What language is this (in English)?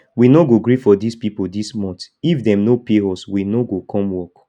Nigerian Pidgin